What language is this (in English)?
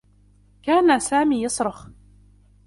Arabic